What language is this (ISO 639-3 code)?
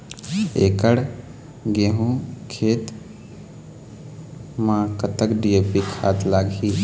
hne